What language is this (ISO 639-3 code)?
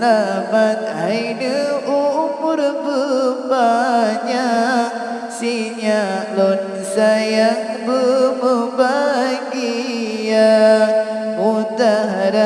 msa